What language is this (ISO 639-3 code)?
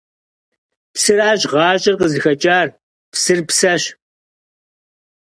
kbd